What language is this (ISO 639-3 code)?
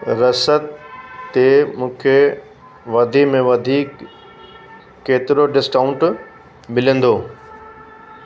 snd